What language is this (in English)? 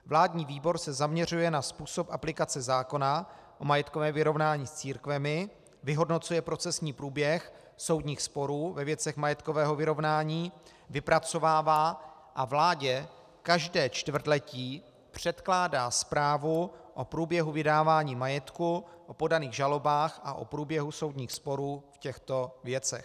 Czech